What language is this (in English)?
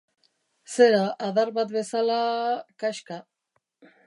Basque